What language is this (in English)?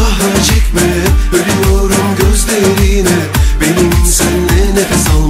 Thai